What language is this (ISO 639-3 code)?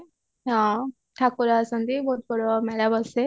ori